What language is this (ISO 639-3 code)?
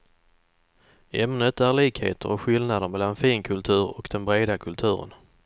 swe